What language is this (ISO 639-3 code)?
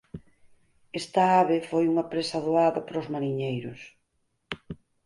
glg